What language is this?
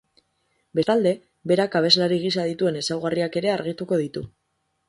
Basque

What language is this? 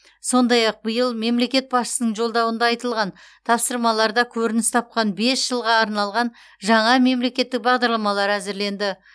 Kazakh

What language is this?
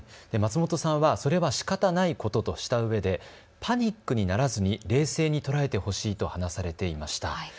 Japanese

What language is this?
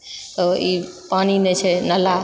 Maithili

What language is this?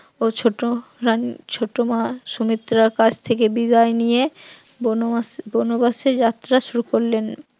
Bangla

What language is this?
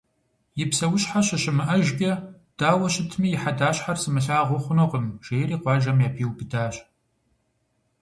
Kabardian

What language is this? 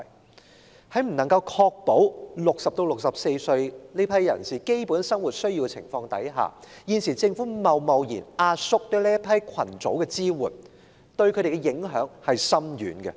Cantonese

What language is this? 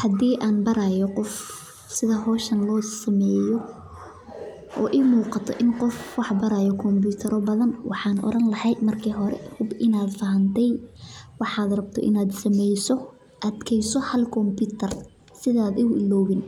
Somali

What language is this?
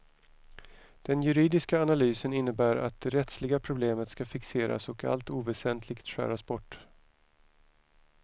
Swedish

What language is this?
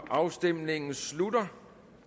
Danish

